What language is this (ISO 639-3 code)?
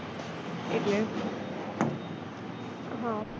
guj